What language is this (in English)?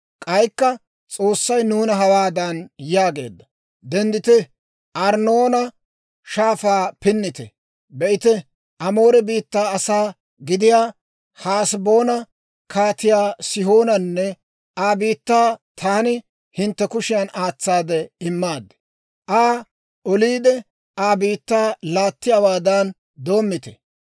Dawro